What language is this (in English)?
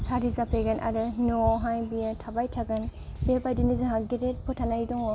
Bodo